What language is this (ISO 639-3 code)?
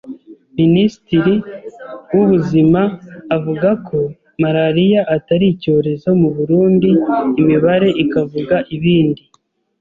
kin